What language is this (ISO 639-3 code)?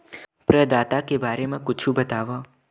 hne